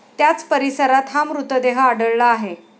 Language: Marathi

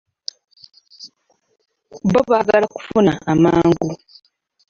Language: Ganda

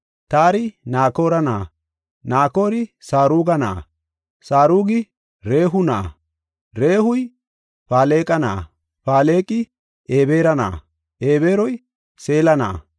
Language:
Gofa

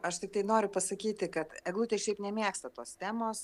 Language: Lithuanian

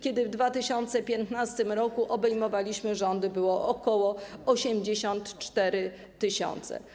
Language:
Polish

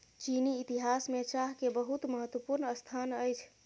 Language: Maithili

